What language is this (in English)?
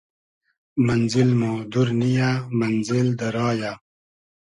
Hazaragi